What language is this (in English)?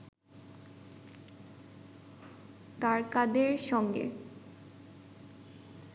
Bangla